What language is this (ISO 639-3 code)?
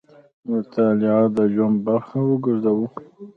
pus